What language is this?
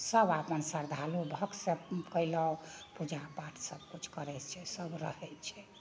Maithili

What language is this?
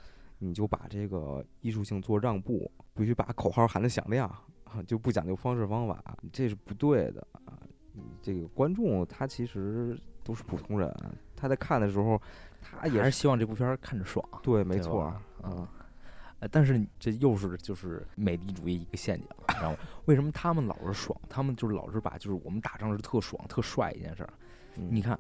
Chinese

